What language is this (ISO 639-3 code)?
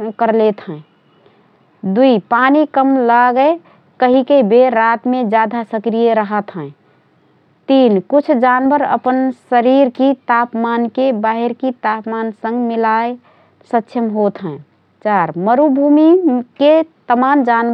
thr